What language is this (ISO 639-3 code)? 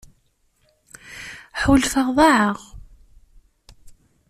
kab